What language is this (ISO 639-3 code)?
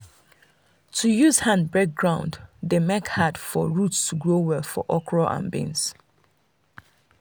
pcm